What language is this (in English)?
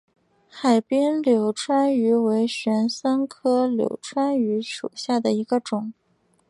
Chinese